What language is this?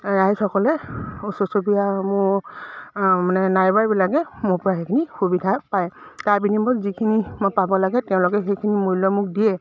Assamese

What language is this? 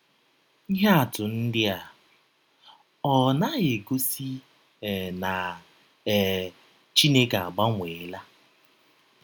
Igbo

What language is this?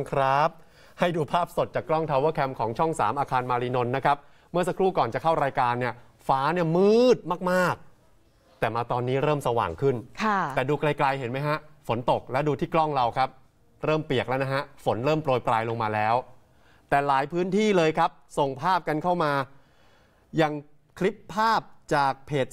Thai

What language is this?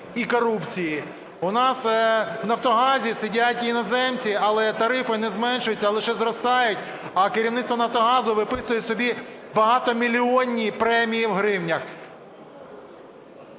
Ukrainian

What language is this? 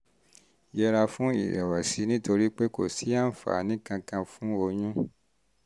Yoruba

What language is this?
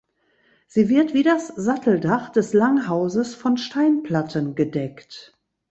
German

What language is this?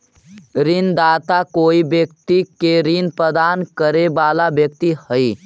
Magahi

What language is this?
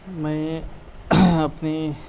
Urdu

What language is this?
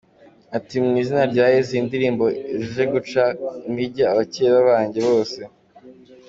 Kinyarwanda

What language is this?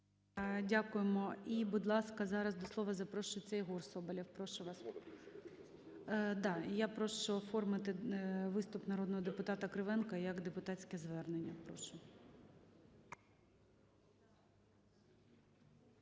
Ukrainian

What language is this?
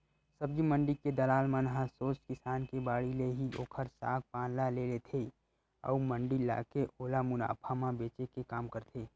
Chhattisgarhi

